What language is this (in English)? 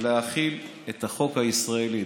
Hebrew